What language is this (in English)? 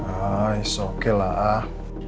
Indonesian